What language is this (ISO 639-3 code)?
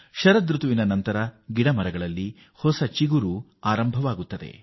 kan